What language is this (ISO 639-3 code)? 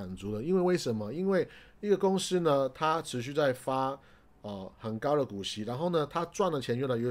zho